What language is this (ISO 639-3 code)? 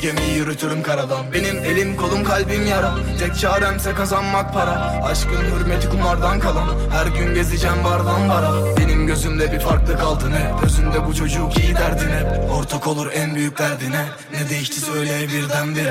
tur